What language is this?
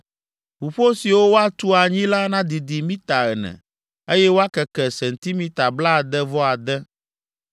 Ewe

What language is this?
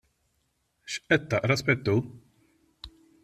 Maltese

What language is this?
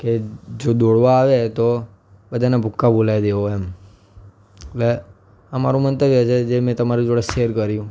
Gujarati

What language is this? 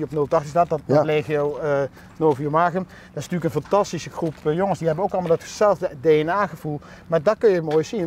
Dutch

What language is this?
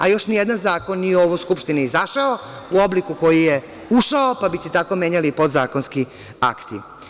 Serbian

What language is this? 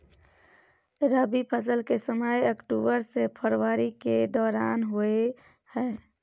Maithili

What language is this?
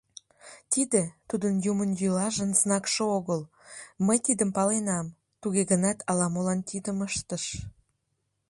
Mari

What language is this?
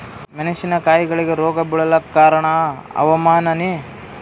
Kannada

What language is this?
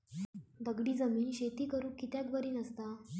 Marathi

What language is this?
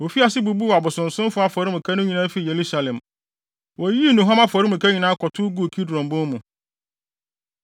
Akan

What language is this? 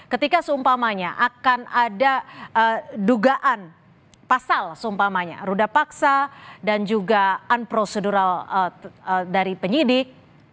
Indonesian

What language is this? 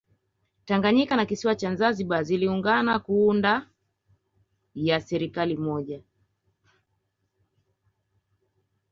Swahili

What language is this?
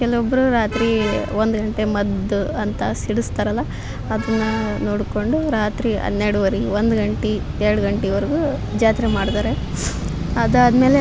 Kannada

